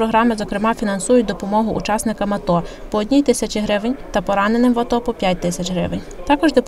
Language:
Ukrainian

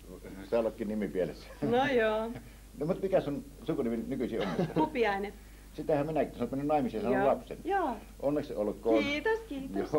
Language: Finnish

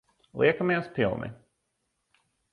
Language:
Latvian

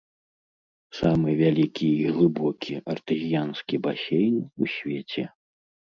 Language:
Belarusian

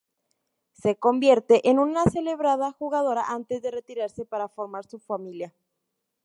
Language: Spanish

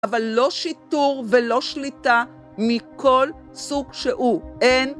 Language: Hebrew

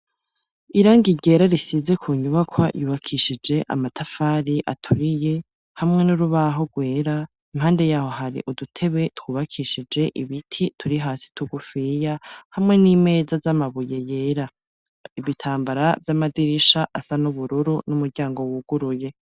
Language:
Rundi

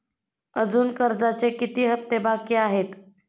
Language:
Marathi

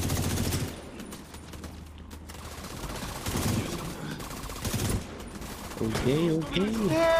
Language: Japanese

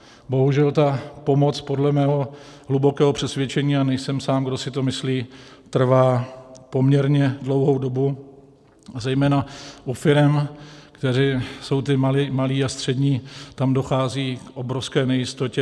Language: Czech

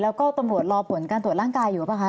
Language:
Thai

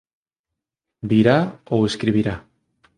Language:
Galician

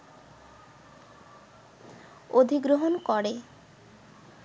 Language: Bangla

